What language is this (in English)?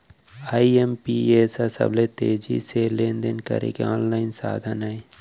Chhattisgarhi